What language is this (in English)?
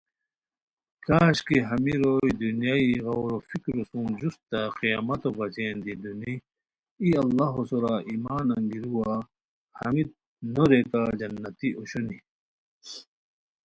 Khowar